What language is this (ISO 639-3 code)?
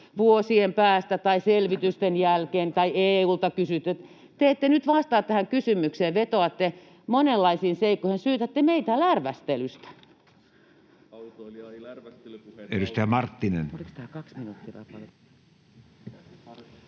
fin